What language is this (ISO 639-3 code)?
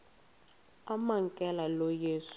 xho